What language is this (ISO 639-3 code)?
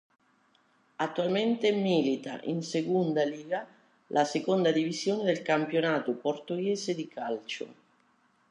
ita